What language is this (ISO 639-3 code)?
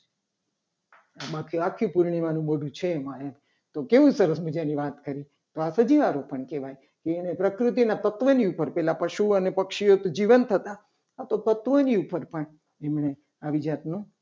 guj